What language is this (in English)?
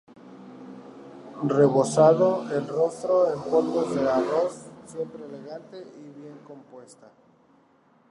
Spanish